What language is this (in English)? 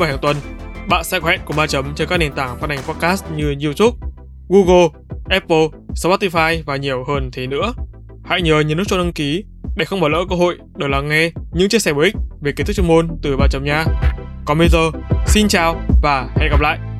Vietnamese